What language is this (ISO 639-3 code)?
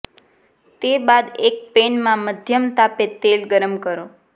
guj